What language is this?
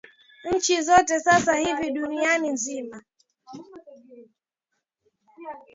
Swahili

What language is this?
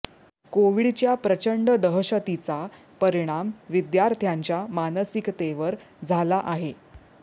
Marathi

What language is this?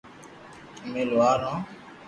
Loarki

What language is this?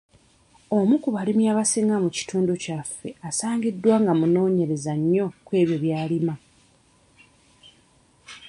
Ganda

